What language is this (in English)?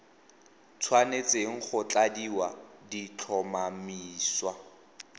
Tswana